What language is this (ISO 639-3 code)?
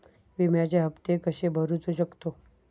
mar